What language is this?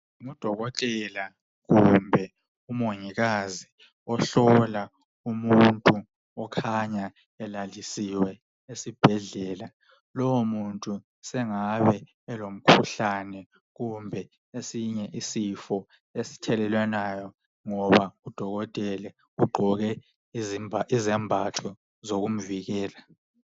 North Ndebele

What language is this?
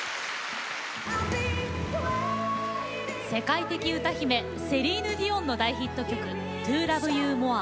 Japanese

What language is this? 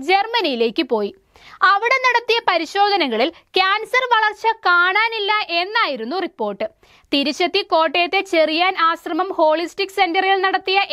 Hindi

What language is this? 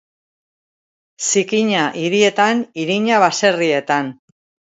Basque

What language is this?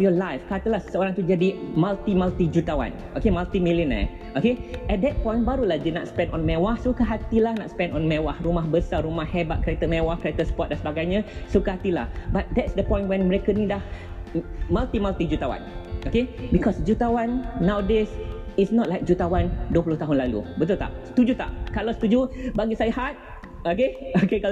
Malay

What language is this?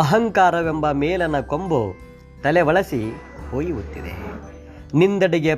Kannada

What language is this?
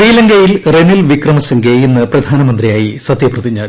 Malayalam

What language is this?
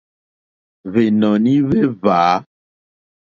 Mokpwe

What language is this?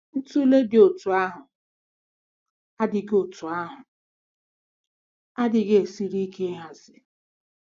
Igbo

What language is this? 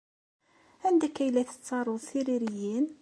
Kabyle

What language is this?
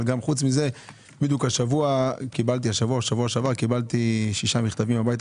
Hebrew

